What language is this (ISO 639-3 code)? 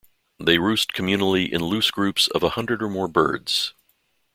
eng